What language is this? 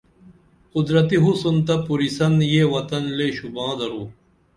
Dameli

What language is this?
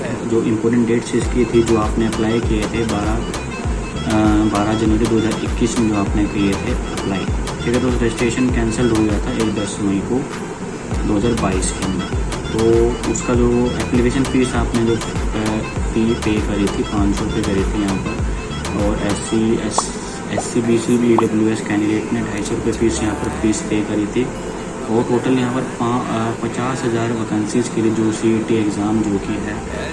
Hindi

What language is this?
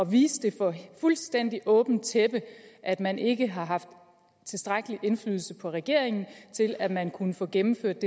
Danish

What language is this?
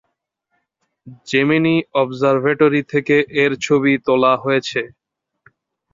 Bangla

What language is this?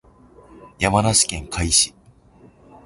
Japanese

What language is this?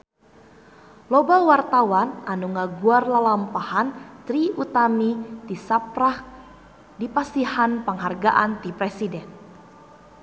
Sundanese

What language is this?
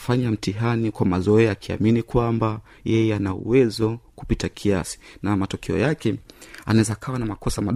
Swahili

